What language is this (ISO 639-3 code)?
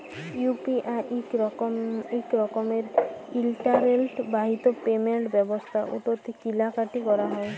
ben